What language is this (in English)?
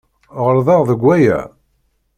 Kabyle